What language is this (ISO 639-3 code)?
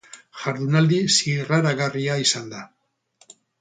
eus